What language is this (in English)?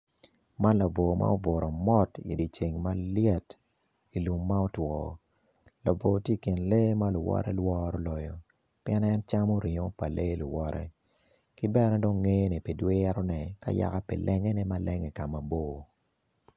Acoli